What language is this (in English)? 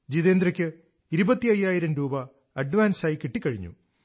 Malayalam